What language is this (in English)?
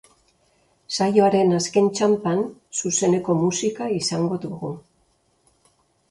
Basque